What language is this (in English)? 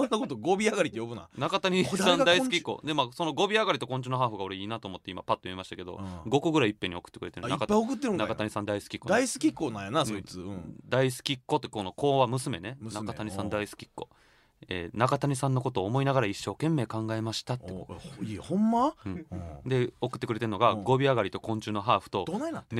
Japanese